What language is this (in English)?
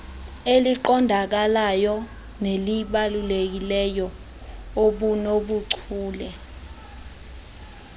Xhosa